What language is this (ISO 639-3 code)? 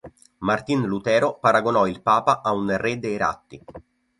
ita